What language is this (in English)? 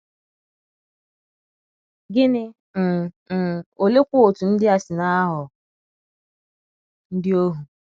Igbo